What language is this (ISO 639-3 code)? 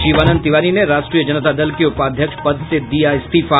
hin